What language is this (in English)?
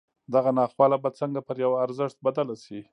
Pashto